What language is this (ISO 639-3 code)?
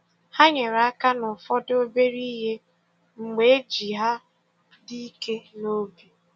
ibo